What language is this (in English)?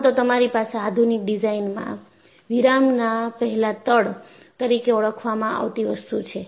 Gujarati